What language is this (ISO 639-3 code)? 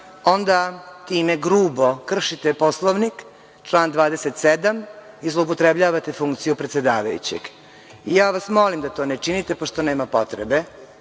srp